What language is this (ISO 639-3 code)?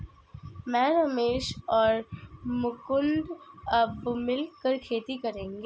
hin